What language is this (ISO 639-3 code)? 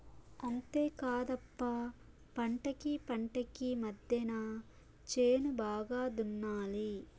tel